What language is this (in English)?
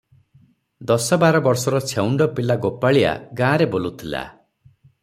Odia